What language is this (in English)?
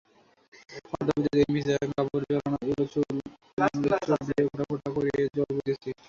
Bangla